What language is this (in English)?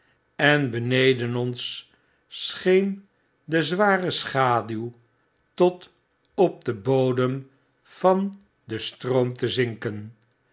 Dutch